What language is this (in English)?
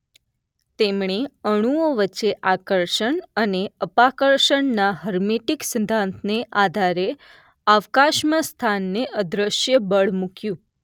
Gujarati